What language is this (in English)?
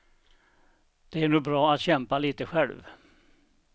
Swedish